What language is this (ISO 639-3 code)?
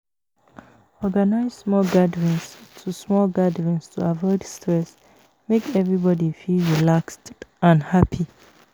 pcm